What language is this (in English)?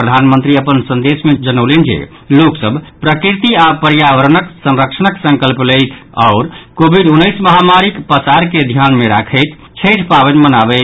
Maithili